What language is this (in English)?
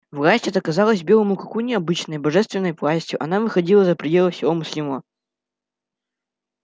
Russian